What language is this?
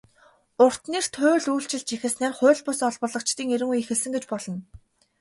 Mongolian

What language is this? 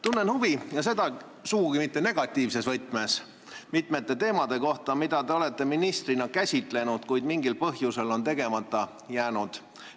Estonian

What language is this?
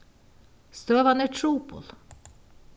Faroese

